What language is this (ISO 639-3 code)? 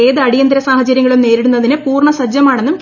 mal